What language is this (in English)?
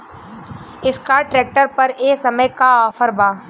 Bhojpuri